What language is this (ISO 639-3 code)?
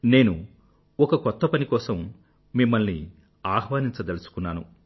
tel